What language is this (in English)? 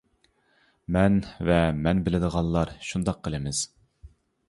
Uyghur